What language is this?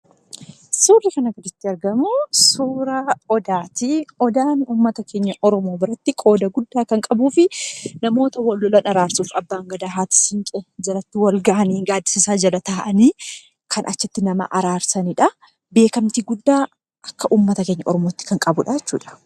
Oromo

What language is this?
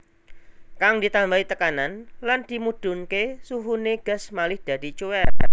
Javanese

